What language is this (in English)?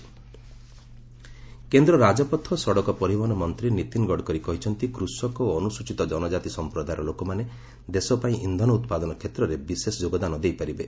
Odia